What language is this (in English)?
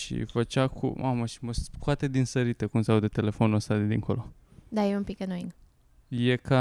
Romanian